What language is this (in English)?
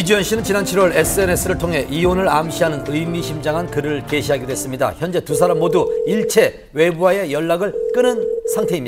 Korean